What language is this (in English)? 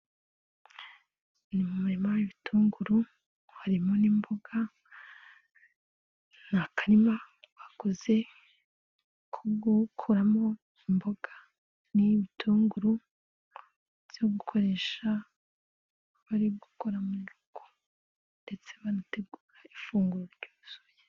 Kinyarwanda